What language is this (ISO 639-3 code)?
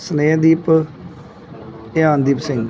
pan